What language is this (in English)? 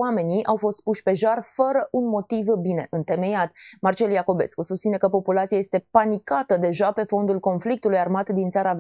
Romanian